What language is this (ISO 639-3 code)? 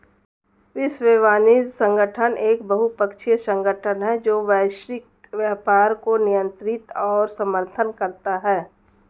hin